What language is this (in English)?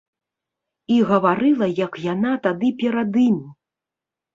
Belarusian